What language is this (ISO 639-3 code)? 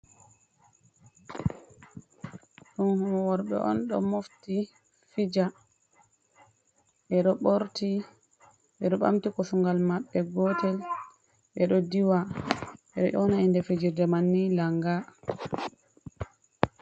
ful